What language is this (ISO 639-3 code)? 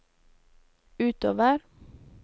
nor